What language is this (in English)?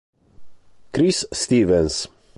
Italian